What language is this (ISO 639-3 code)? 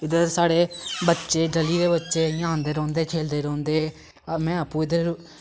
doi